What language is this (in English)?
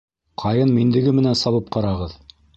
Bashkir